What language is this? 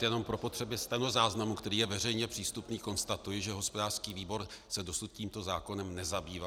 Czech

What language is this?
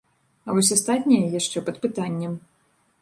Belarusian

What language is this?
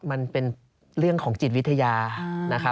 Thai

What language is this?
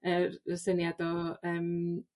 Welsh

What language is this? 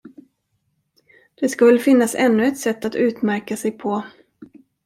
Swedish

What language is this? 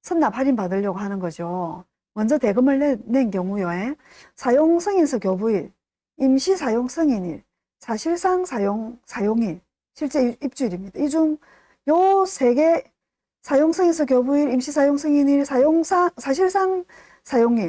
Korean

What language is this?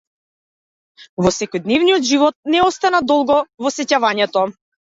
Macedonian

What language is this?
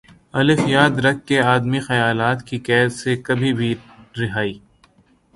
Urdu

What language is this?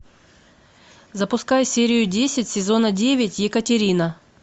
Russian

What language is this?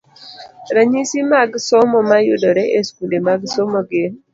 Luo (Kenya and Tanzania)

